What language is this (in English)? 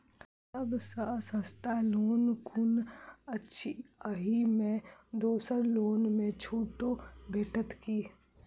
Maithili